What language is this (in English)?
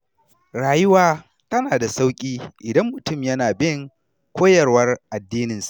Hausa